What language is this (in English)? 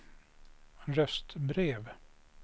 Swedish